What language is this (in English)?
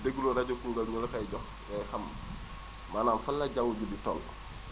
Wolof